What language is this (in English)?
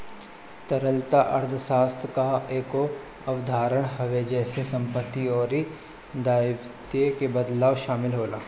Bhojpuri